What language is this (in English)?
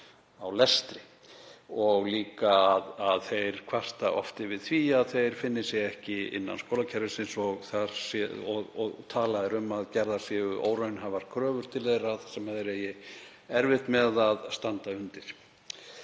Icelandic